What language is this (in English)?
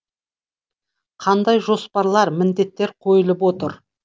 Kazakh